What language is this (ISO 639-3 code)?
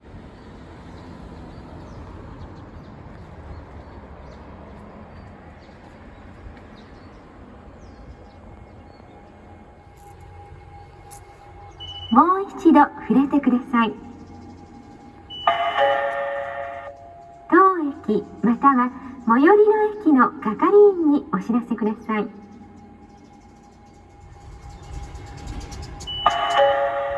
jpn